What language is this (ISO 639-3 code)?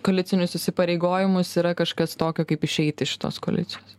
lit